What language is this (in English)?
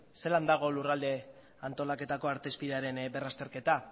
Basque